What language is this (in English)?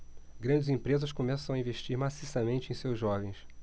Portuguese